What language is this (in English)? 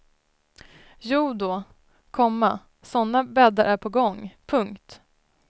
Swedish